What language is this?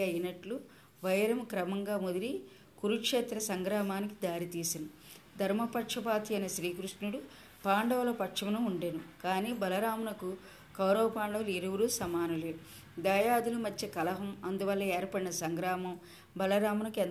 Telugu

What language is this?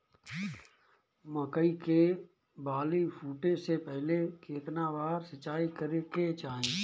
Bhojpuri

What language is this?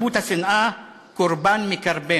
Hebrew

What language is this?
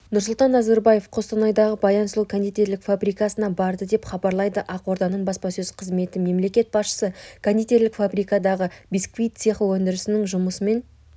Kazakh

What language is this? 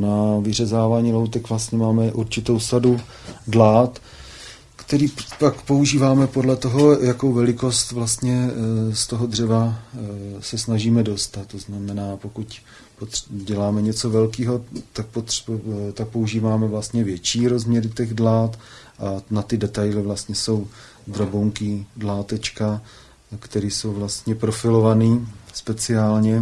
Czech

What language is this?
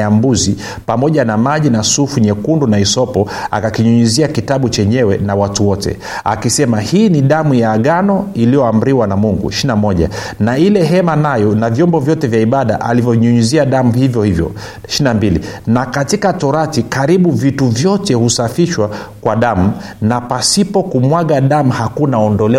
Swahili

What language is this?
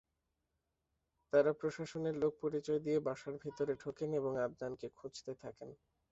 Bangla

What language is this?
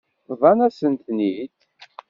Kabyle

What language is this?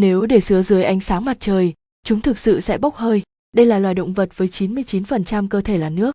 Vietnamese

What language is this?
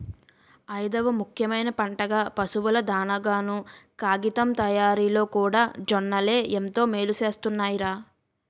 Telugu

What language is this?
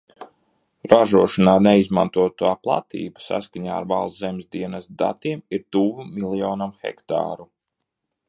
Latvian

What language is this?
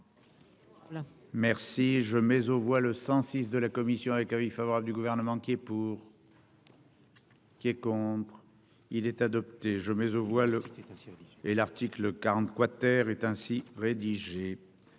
French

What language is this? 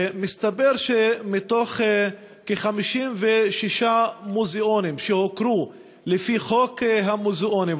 Hebrew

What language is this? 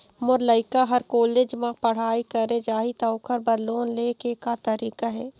Chhattisgarhi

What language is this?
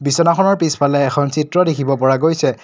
Assamese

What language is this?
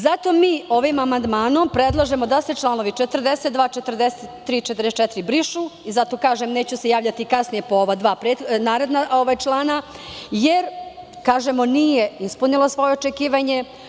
Serbian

